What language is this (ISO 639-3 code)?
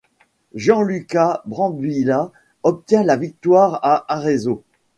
fra